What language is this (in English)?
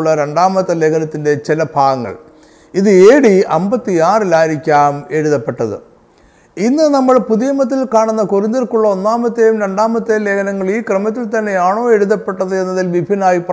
Malayalam